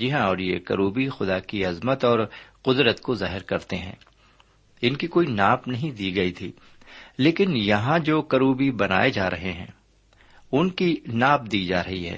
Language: Urdu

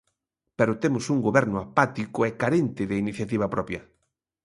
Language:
Galician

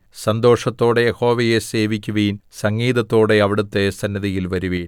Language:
Malayalam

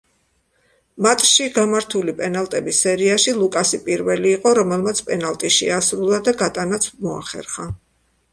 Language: Georgian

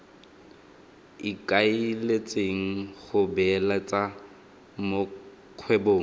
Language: Tswana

